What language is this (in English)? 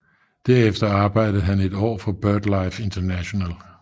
Danish